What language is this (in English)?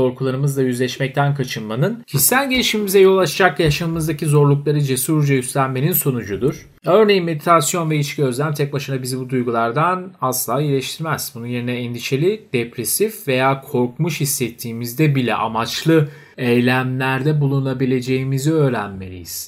Turkish